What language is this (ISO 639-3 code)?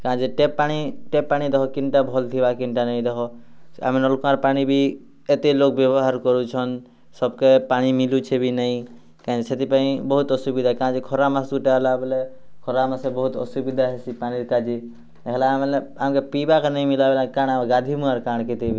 ori